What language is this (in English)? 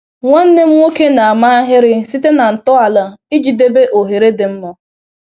Igbo